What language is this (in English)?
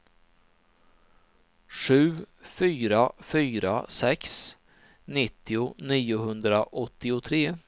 Swedish